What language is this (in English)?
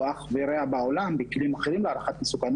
Hebrew